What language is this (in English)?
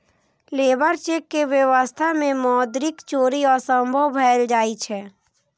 Maithili